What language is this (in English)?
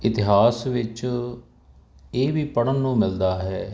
Punjabi